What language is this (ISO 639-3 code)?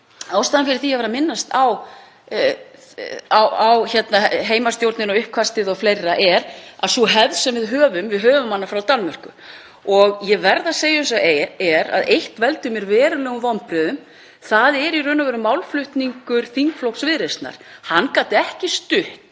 isl